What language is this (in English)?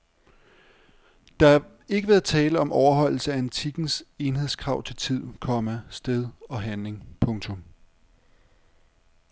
Danish